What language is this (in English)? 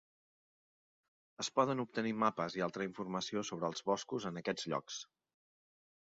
Catalan